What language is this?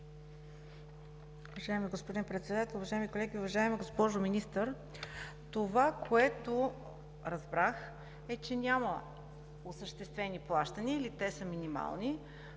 Bulgarian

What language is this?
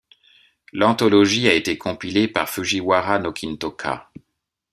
French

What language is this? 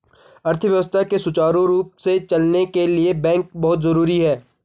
Hindi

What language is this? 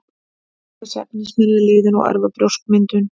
Icelandic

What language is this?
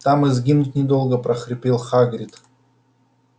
Russian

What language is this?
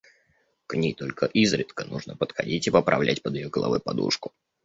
Russian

